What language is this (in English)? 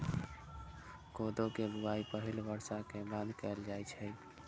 Maithili